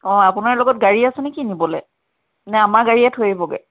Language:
Assamese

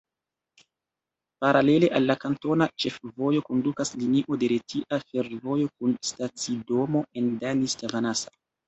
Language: Esperanto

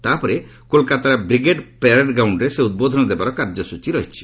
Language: Odia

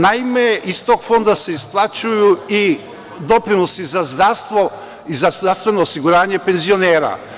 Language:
Serbian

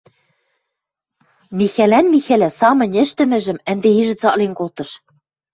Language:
Western Mari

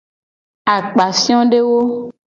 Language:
Gen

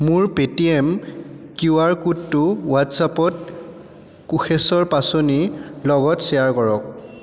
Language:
Assamese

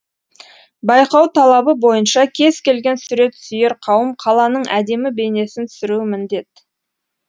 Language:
Kazakh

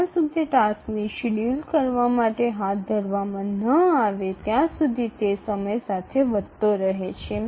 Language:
Gujarati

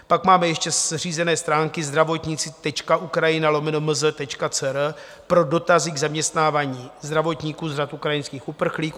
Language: Czech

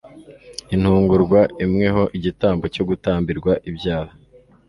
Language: Kinyarwanda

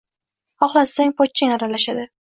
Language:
Uzbek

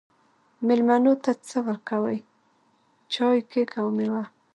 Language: Pashto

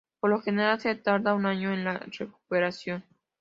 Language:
Spanish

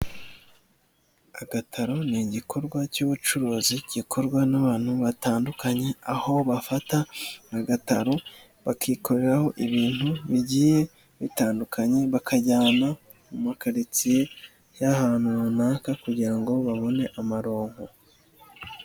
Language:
Kinyarwanda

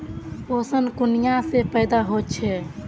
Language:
Magahi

